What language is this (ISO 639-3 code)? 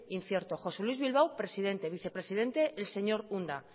spa